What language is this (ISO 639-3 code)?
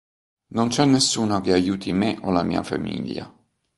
ita